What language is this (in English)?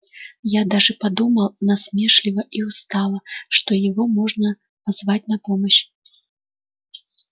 Russian